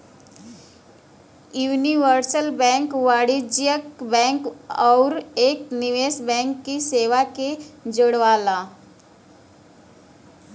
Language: Bhojpuri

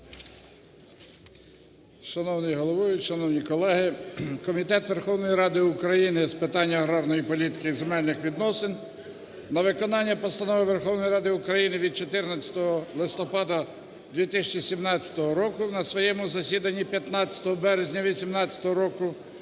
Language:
Ukrainian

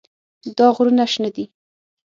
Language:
Pashto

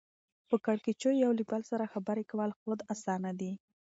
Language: Pashto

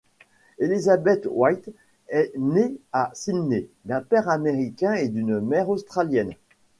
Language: French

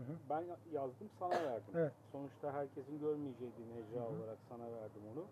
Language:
Turkish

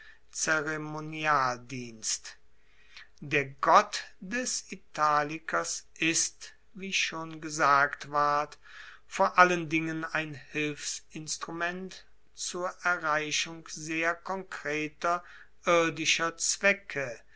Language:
German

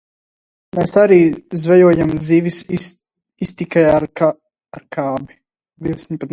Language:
Latvian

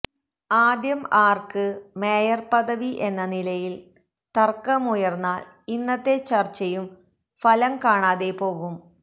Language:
Malayalam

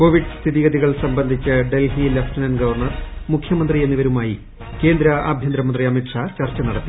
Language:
Malayalam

